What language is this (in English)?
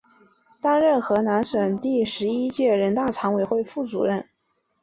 Chinese